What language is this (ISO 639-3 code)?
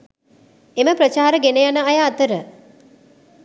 sin